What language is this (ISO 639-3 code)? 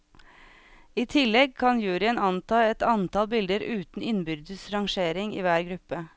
nor